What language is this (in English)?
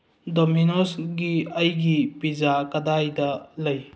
Manipuri